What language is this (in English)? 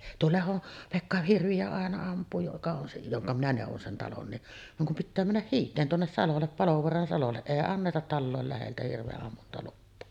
Finnish